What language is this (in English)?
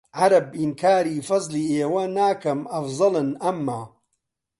Central Kurdish